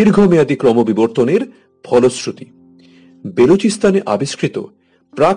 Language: Bangla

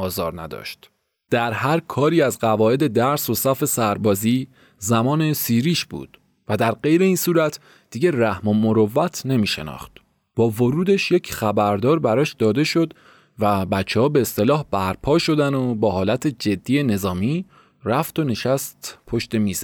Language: Persian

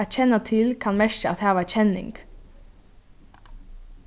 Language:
Faroese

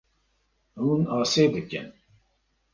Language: Kurdish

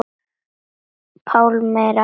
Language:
Icelandic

